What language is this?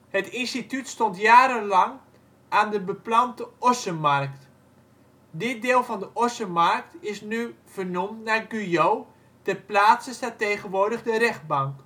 Dutch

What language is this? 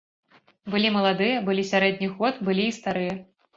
Belarusian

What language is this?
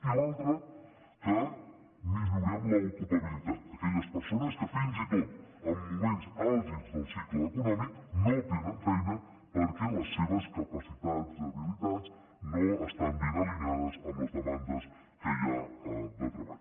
Catalan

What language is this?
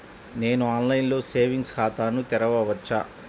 Telugu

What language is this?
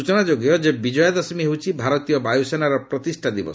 Odia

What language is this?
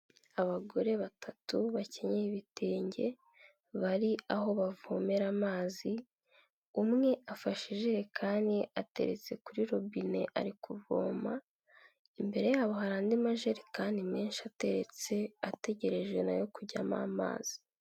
Kinyarwanda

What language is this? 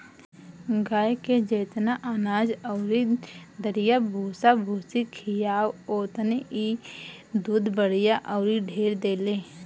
Bhojpuri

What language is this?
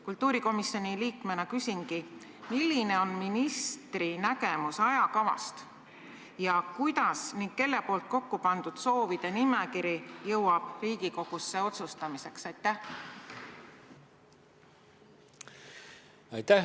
Estonian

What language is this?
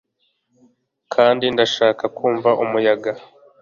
Kinyarwanda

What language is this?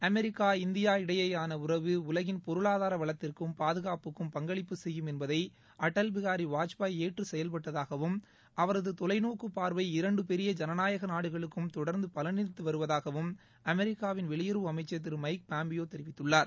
Tamil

